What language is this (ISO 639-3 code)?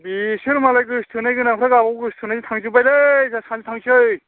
brx